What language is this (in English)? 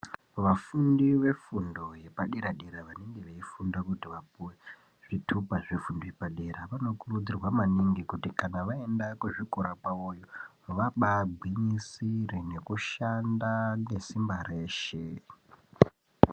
Ndau